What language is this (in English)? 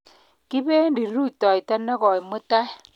Kalenjin